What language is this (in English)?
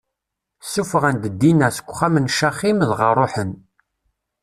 Kabyle